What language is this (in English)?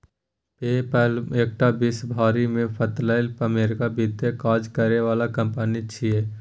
Maithili